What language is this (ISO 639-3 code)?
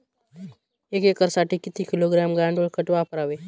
mar